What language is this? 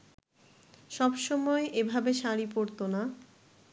Bangla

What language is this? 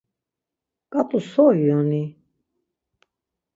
Laz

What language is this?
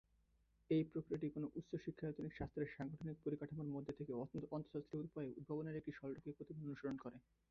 Bangla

